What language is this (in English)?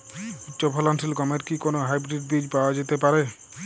Bangla